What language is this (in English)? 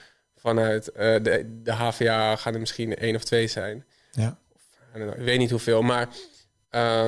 Dutch